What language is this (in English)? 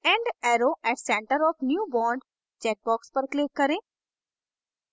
Hindi